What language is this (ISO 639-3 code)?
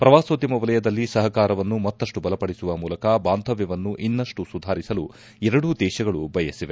kan